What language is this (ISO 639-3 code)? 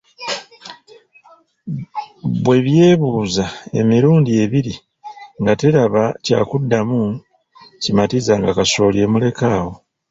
lug